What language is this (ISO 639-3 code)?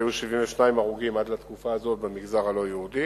heb